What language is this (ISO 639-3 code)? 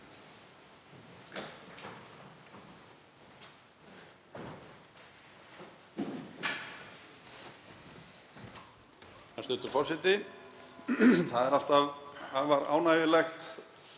isl